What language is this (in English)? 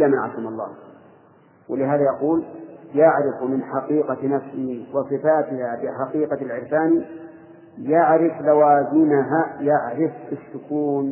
Arabic